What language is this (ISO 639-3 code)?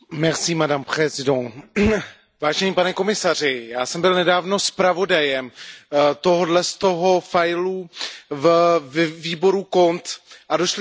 ces